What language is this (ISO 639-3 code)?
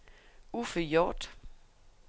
dan